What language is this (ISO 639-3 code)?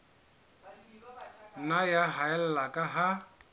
sot